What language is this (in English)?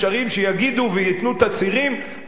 Hebrew